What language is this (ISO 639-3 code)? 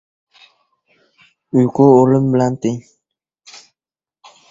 uzb